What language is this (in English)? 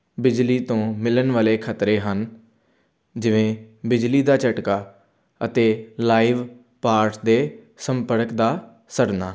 Punjabi